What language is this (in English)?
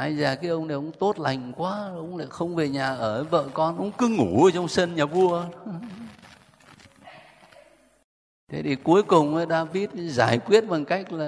Vietnamese